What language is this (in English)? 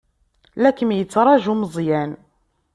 Kabyle